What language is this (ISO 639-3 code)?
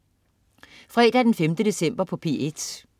dan